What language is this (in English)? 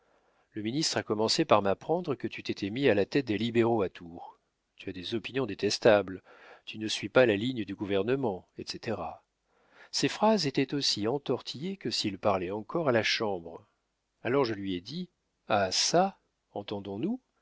French